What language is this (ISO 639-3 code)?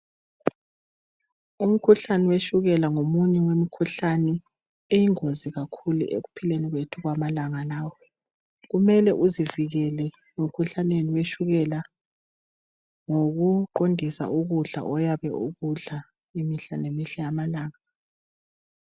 nde